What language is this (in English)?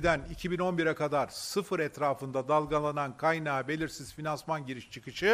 Turkish